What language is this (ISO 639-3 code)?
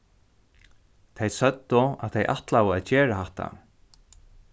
fao